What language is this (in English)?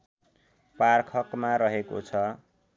Nepali